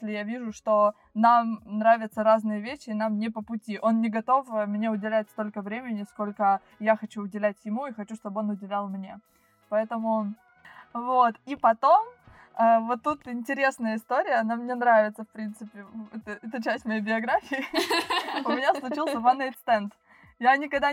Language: Russian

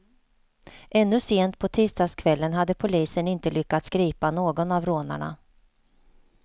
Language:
Swedish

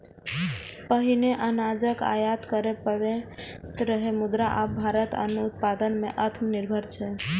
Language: Maithili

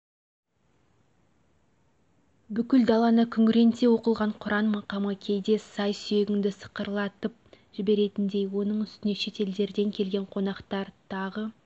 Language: Kazakh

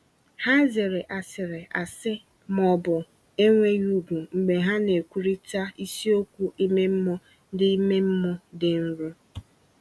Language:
Igbo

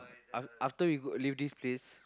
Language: English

